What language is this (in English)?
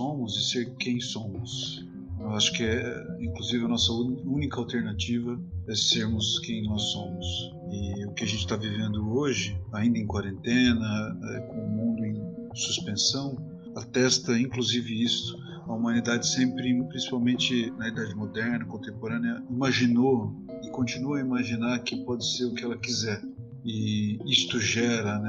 Portuguese